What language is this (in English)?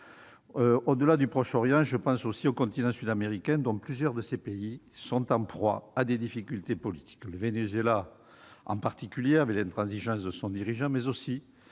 French